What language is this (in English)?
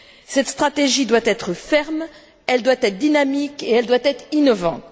French